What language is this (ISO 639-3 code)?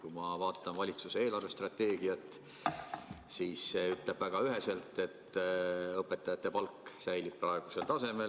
est